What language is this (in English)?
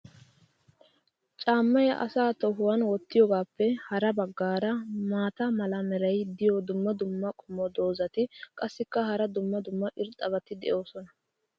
Wolaytta